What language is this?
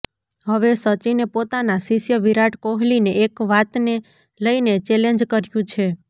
Gujarati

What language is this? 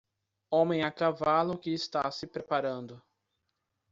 Portuguese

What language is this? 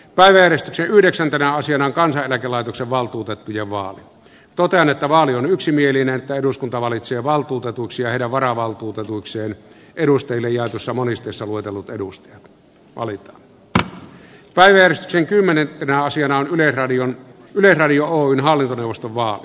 Finnish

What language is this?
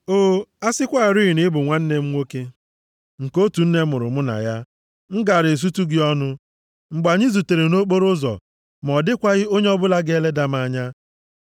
Igbo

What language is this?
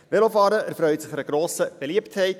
Swiss German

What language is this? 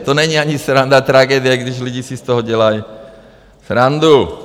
Czech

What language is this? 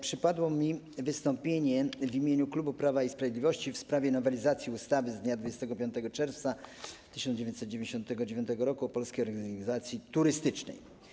Polish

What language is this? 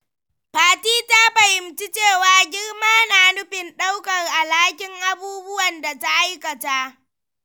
Hausa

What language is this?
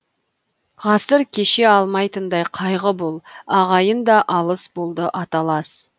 Kazakh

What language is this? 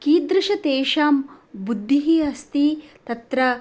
Sanskrit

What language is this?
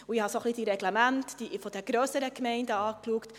Swiss German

